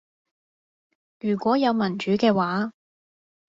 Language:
Cantonese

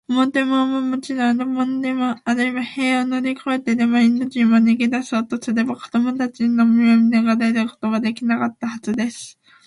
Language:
Japanese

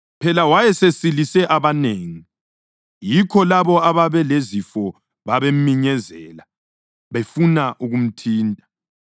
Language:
North Ndebele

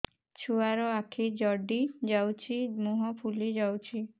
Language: Odia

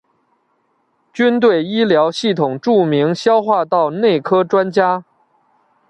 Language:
Chinese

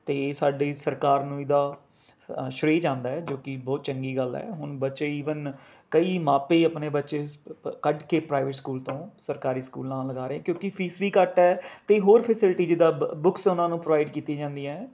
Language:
Punjabi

